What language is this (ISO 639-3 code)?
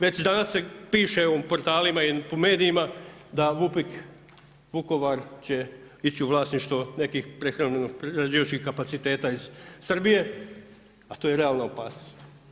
hrv